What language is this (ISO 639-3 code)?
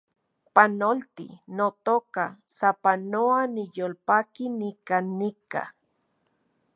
ncx